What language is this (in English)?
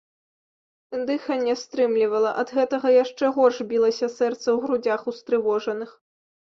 Belarusian